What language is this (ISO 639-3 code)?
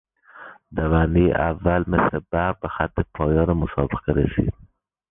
fas